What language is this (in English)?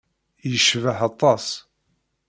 Kabyle